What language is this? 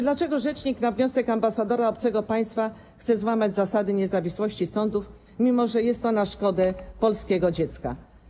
Polish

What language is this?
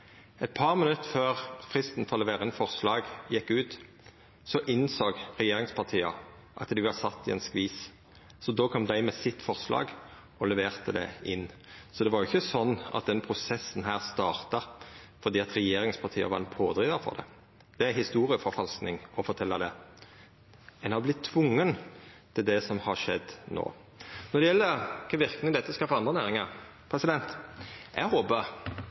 Norwegian Nynorsk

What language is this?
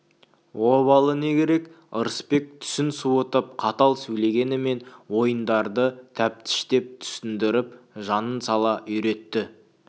Kazakh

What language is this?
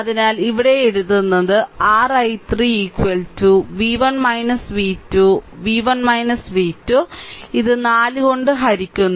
Malayalam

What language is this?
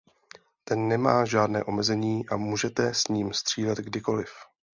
Czech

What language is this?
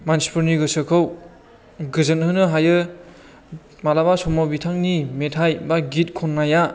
Bodo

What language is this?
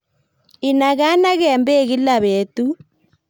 Kalenjin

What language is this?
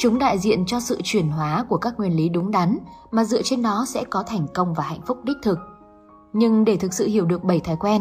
Vietnamese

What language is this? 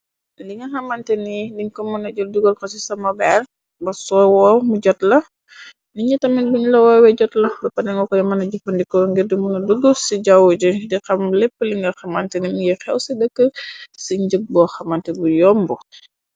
Wolof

